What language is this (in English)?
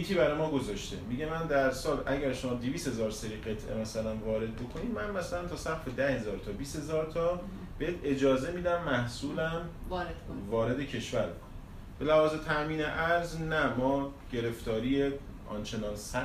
Persian